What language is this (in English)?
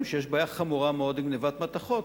Hebrew